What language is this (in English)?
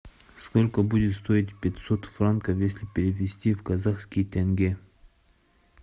Russian